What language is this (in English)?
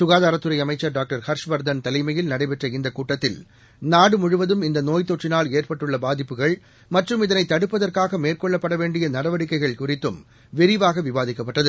Tamil